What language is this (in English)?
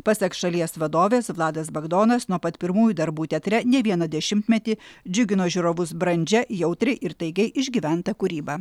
Lithuanian